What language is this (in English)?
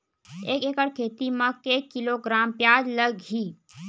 Chhattisgarhi